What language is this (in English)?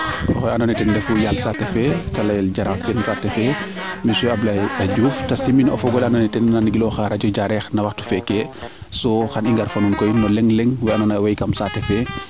Serer